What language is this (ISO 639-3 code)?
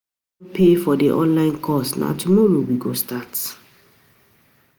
pcm